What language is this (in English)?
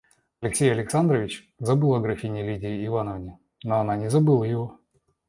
Russian